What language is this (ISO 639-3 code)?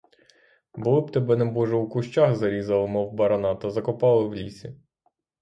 ukr